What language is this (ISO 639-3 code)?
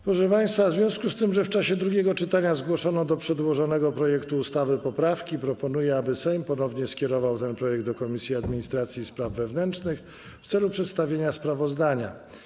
pol